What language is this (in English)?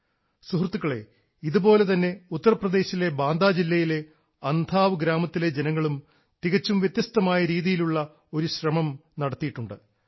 Malayalam